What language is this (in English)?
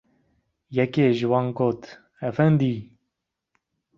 Kurdish